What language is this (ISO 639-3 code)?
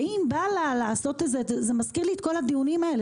heb